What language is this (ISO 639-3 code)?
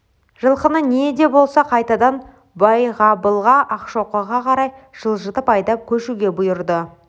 kaz